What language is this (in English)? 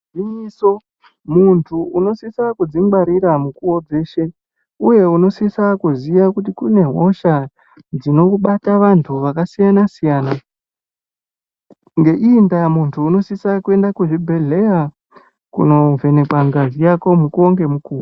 Ndau